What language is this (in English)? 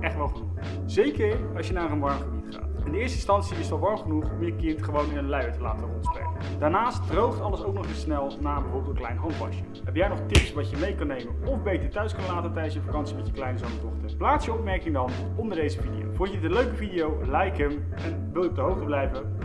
Dutch